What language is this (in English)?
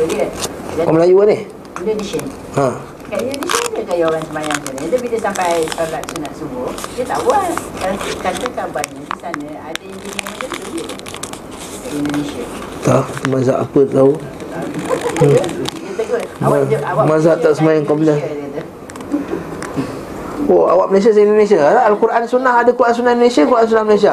Malay